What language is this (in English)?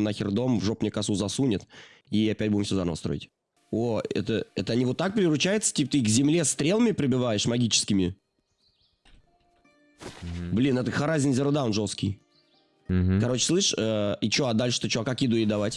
Russian